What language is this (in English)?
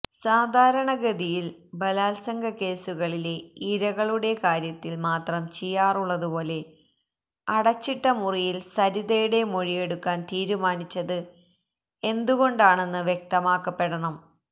Malayalam